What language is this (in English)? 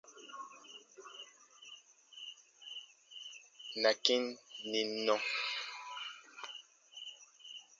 Baatonum